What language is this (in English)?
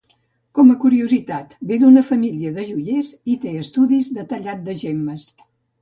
Catalan